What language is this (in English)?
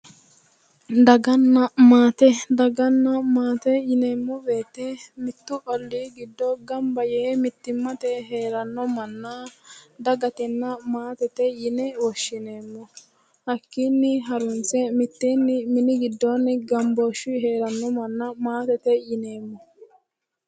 Sidamo